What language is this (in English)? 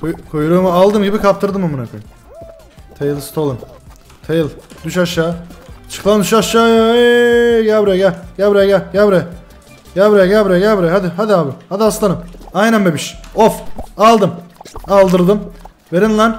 Turkish